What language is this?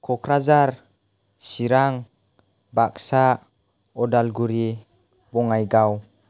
Bodo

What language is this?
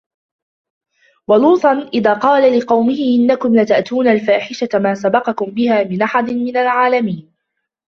Arabic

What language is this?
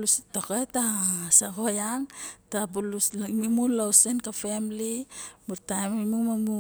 Barok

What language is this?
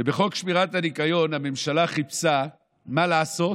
Hebrew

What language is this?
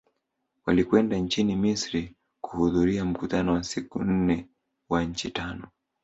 Swahili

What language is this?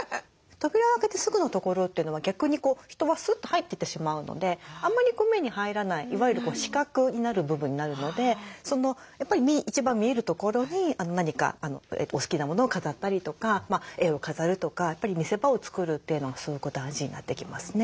Japanese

